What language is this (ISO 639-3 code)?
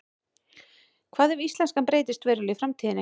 isl